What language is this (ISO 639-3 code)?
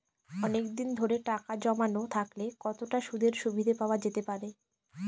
ben